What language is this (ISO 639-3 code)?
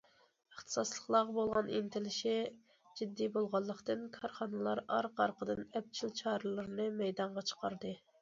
uig